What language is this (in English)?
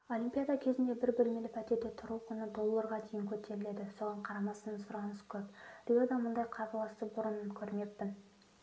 Kazakh